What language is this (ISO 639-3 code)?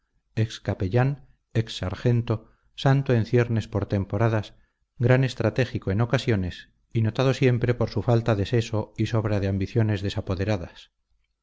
spa